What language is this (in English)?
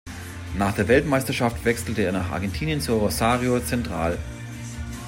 German